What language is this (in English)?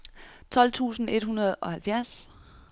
Danish